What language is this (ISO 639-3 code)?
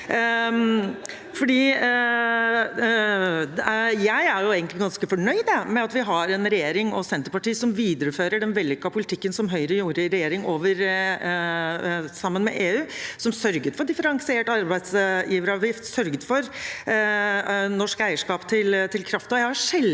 nor